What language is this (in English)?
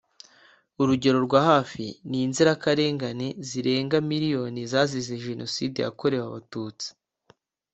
Kinyarwanda